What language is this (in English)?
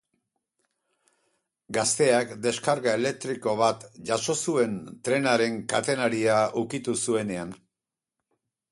Basque